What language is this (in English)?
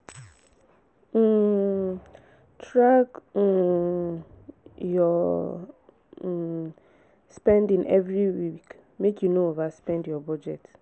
Nigerian Pidgin